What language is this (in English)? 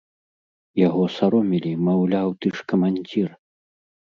Belarusian